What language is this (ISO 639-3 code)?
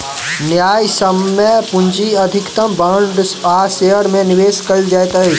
mai